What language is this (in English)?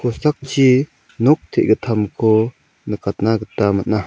Garo